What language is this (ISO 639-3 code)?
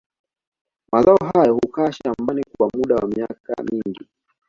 swa